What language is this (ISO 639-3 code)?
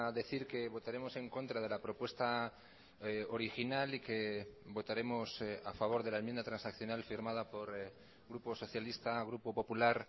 spa